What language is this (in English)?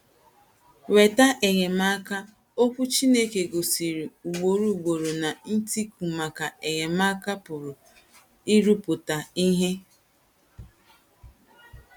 Igbo